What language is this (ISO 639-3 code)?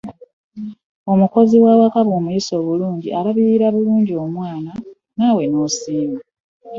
lug